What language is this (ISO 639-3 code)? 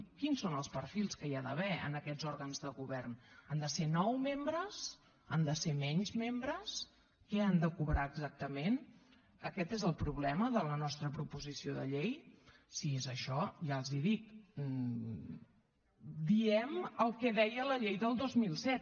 cat